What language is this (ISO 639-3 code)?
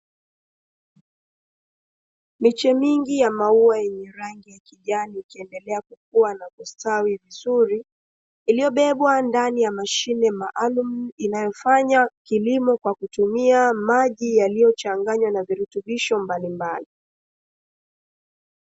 swa